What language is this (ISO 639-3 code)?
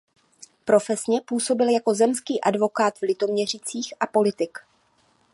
ces